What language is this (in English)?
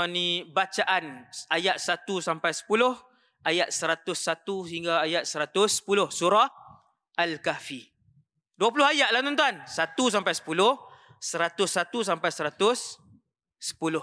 Malay